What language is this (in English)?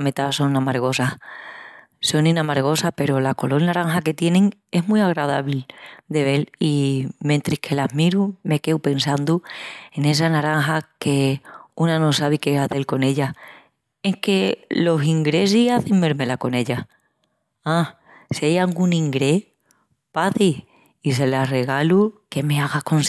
Extremaduran